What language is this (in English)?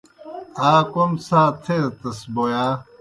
Kohistani Shina